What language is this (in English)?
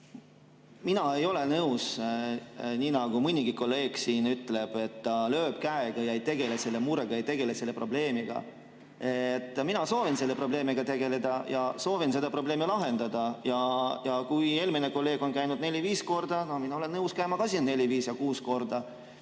Estonian